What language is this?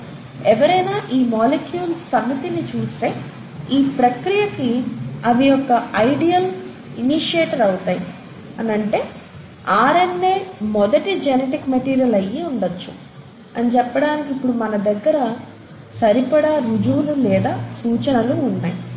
Telugu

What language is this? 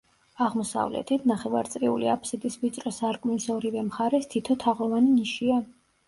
Georgian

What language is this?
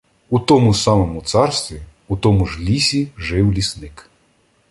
Ukrainian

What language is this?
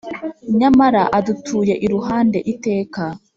Kinyarwanda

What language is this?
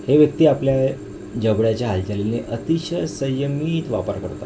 Marathi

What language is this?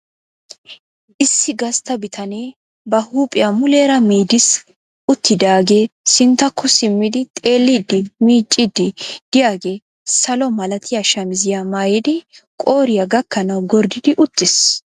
Wolaytta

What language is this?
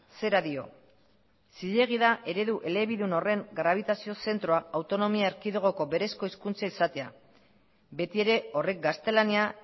Basque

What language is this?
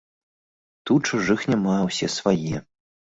Belarusian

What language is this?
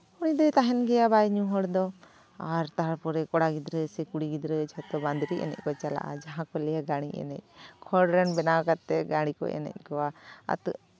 Santali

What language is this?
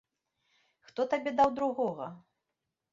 Belarusian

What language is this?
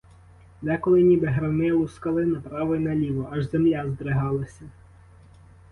Ukrainian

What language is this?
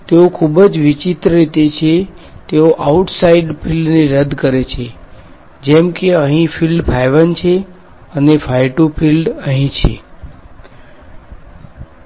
Gujarati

